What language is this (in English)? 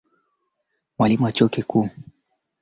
Swahili